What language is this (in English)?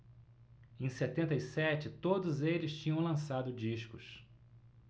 Portuguese